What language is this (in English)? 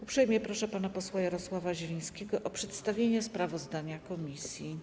Polish